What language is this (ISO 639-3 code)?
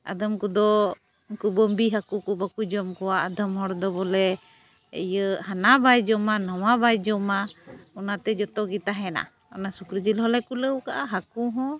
sat